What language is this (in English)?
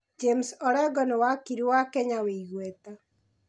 Kikuyu